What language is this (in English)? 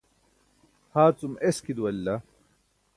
Burushaski